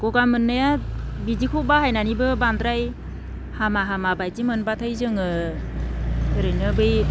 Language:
Bodo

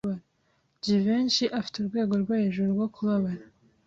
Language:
Kinyarwanda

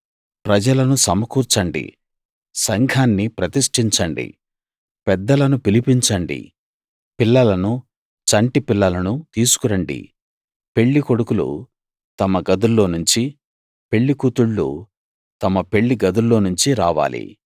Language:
Telugu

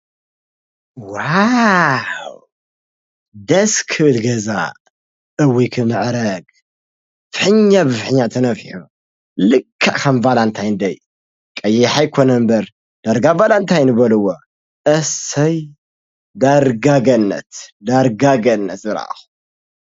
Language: Tigrinya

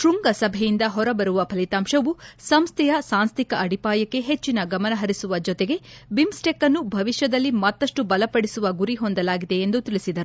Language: Kannada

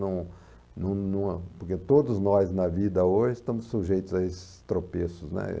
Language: Portuguese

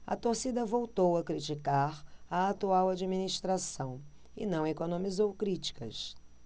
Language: Portuguese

